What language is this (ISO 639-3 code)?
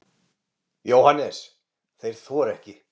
isl